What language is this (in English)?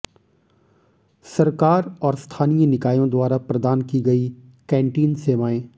Hindi